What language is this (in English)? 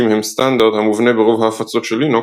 Hebrew